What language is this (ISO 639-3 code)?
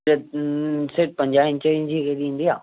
snd